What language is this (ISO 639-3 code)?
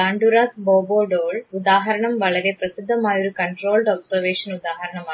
mal